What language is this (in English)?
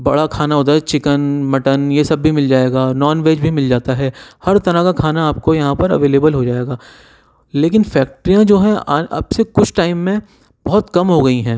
Urdu